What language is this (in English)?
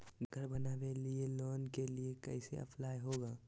Magahi